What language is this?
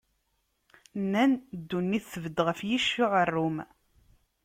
Kabyle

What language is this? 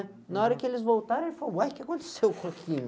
Portuguese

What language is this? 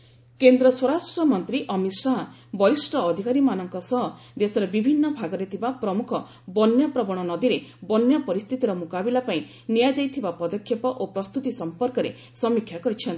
Odia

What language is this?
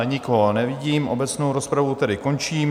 Czech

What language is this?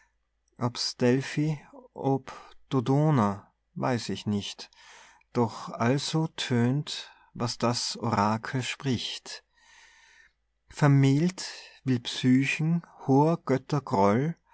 German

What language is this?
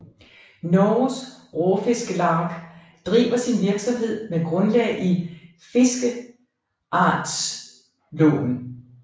Danish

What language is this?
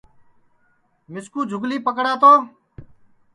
Sansi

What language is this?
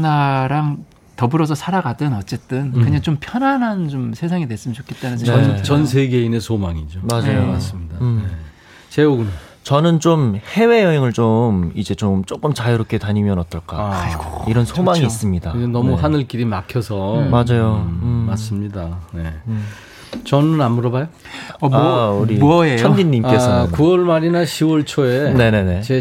Korean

